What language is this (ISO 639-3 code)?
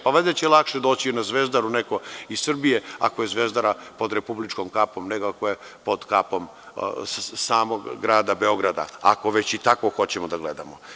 srp